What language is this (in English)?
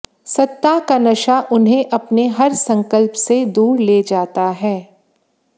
Hindi